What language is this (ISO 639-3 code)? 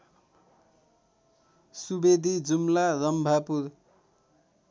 nep